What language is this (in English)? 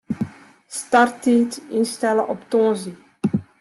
Western Frisian